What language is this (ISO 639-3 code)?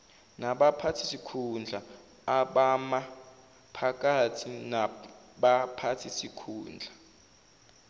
zul